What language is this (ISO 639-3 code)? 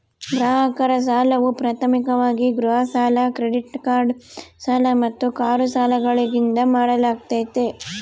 kan